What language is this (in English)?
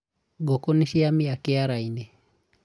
Kikuyu